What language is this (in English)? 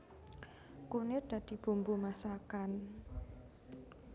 Javanese